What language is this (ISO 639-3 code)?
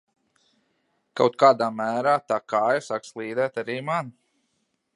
lav